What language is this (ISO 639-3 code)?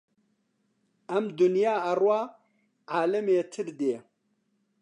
ckb